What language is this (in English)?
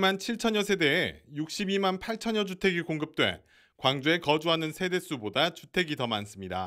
Korean